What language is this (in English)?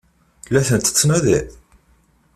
Kabyle